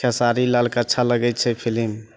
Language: Maithili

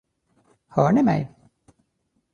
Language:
Swedish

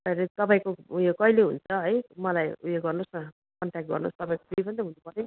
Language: Nepali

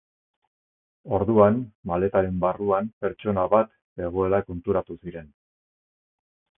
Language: Basque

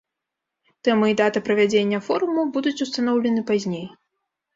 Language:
Belarusian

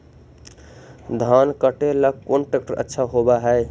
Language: Magahi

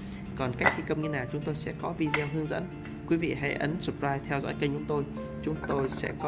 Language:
Vietnamese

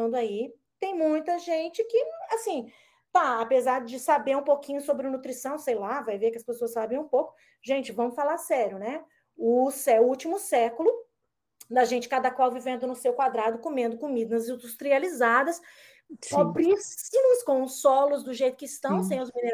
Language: Portuguese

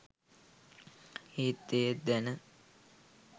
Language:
Sinhala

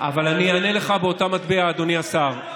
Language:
Hebrew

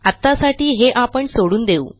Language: Marathi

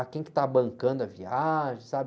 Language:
Portuguese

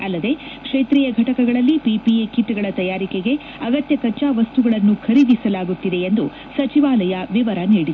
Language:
Kannada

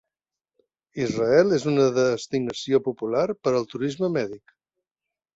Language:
Catalan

